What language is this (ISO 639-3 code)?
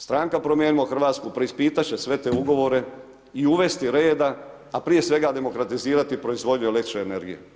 hrv